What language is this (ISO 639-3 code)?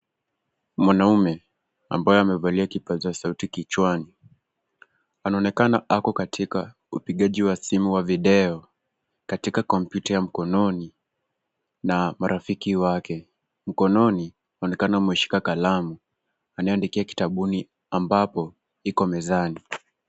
swa